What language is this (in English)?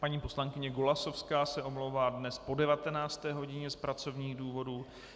Czech